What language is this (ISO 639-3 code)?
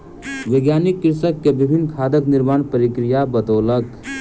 mai